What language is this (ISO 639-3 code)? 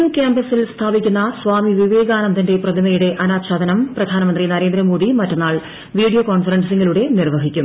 mal